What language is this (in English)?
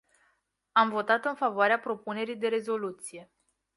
Romanian